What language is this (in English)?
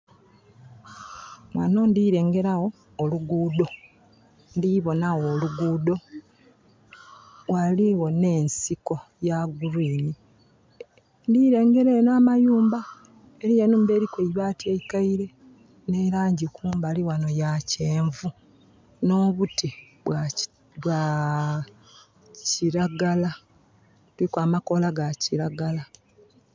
Soga